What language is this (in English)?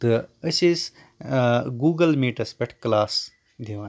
Kashmiri